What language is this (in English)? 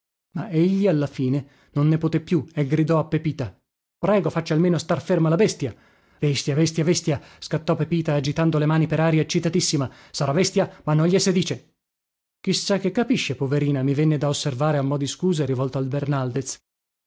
Italian